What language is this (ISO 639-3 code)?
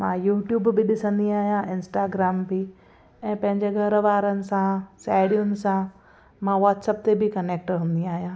snd